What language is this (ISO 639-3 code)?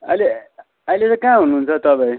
nep